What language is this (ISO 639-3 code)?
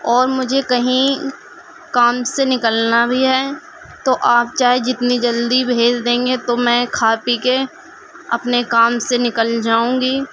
urd